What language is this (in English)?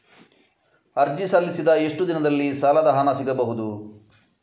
Kannada